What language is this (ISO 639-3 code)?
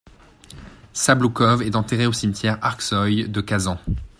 fra